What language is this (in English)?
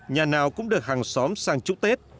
Vietnamese